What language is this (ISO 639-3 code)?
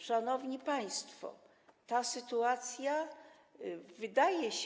pol